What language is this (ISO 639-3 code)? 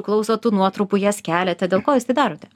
lit